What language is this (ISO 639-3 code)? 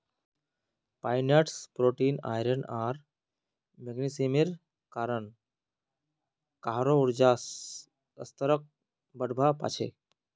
mag